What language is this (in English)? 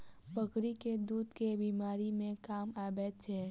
Maithili